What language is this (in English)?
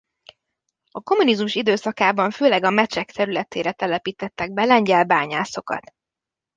Hungarian